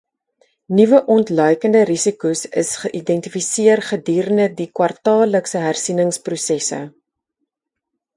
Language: Afrikaans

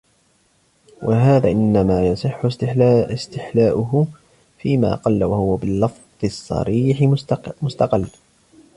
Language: Arabic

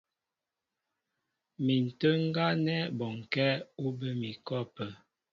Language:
Mbo (Cameroon)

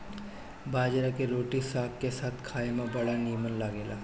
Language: Bhojpuri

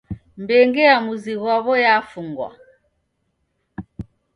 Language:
Taita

